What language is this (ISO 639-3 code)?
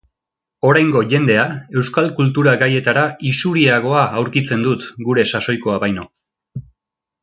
eus